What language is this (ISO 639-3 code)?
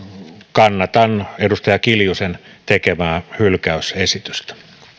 fin